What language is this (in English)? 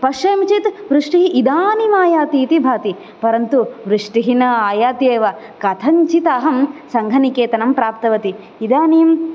Sanskrit